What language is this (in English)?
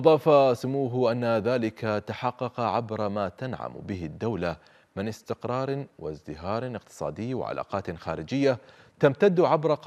Arabic